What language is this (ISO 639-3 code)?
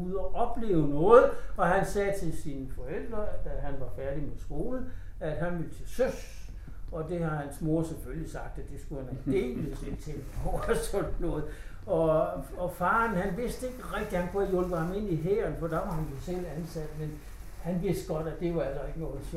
dan